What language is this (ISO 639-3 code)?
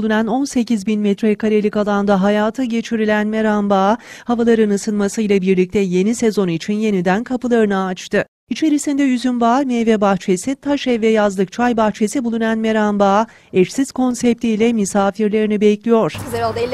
tur